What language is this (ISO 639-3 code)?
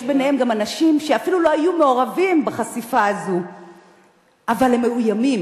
heb